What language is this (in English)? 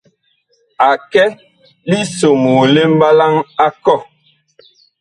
Bakoko